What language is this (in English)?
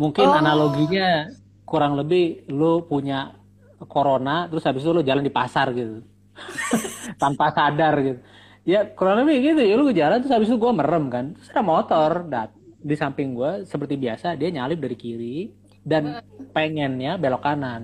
Indonesian